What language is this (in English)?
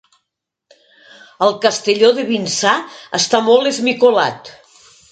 Catalan